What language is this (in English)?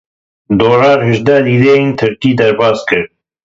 Kurdish